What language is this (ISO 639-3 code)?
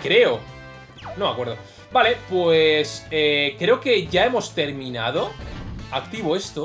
spa